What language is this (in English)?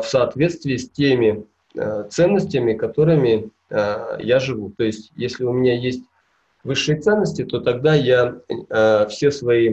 Russian